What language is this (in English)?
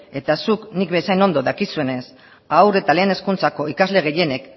Basque